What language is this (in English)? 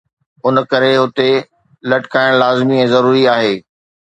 Sindhi